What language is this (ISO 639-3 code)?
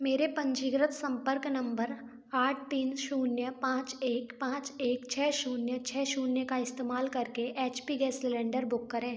hin